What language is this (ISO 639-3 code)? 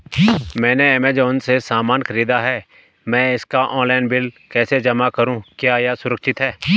hin